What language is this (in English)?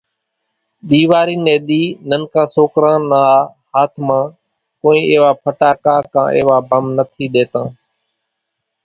Kachi Koli